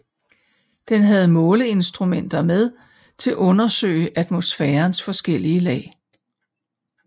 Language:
Danish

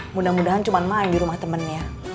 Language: Indonesian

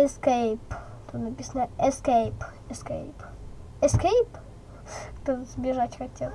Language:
Russian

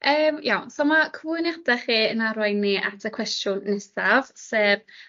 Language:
Welsh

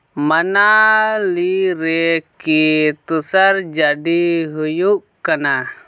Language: Santali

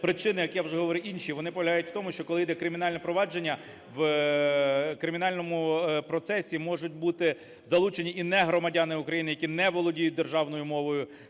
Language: Ukrainian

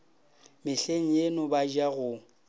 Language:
Northern Sotho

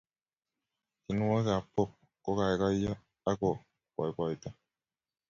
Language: Kalenjin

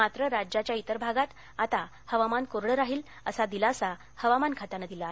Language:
Marathi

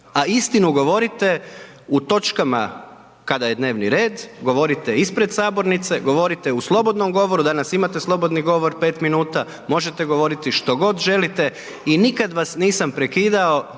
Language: Croatian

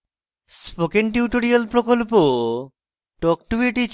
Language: Bangla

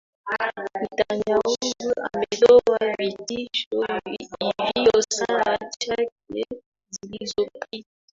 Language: Swahili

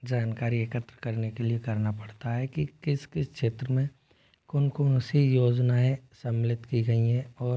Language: Hindi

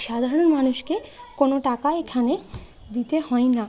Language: Bangla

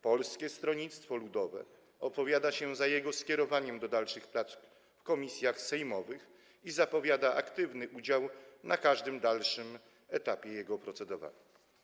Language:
Polish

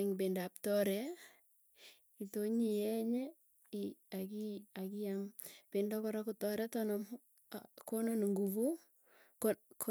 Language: Tugen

